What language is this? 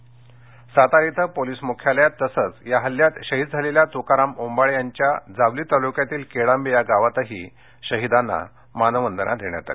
Marathi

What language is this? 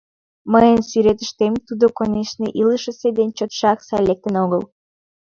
Mari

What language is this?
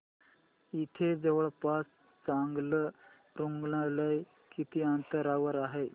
Marathi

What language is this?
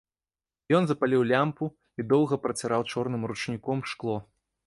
Belarusian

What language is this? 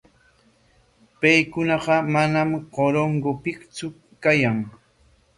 Corongo Ancash Quechua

